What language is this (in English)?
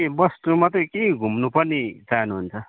Nepali